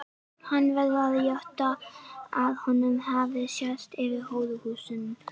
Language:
Icelandic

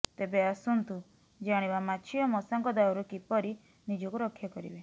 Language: Odia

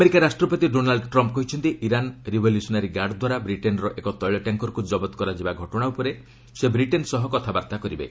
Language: Odia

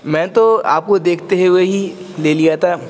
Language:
Urdu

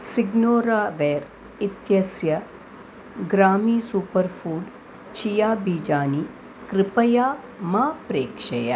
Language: Sanskrit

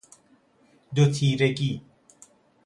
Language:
Persian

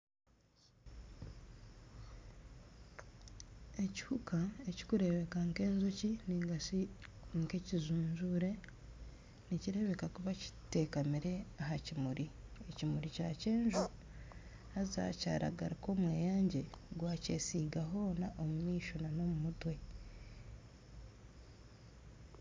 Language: Nyankole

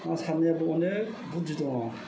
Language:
Bodo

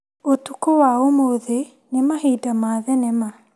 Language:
Kikuyu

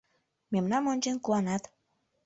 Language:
Mari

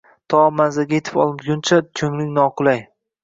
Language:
Uzbek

